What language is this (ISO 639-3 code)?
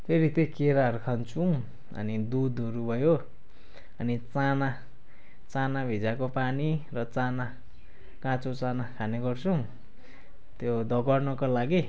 nep